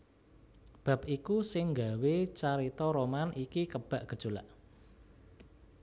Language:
Javanese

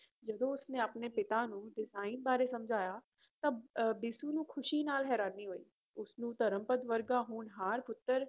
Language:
Punjabi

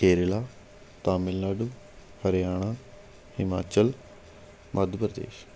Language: Punjabi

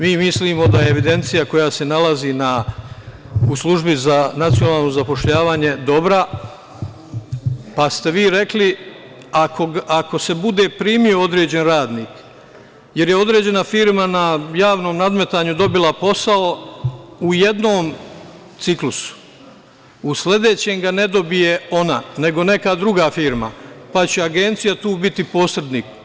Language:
Serbian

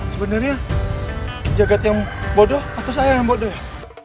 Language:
Indonesian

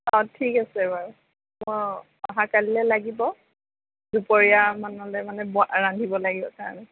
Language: Assamese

